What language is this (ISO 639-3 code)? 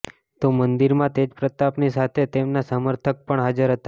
guj